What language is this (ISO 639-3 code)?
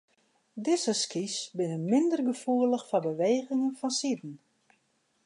fry